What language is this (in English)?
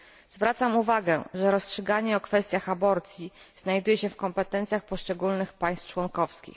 Polish